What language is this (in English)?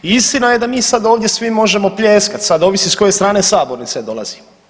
Croatian